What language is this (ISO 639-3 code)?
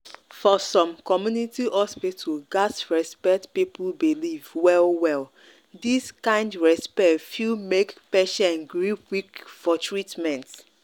pcm